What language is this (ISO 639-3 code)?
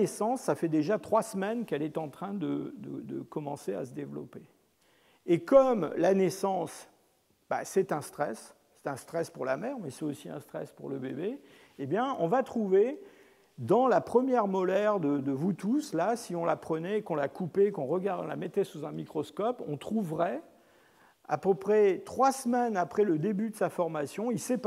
fra